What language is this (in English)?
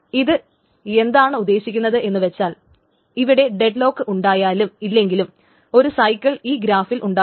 Malayalam